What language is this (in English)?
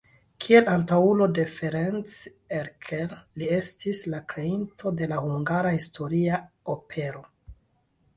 Esperanto